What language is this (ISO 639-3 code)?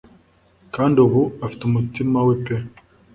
kin